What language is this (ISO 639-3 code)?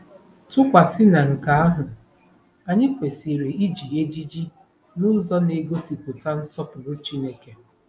ibo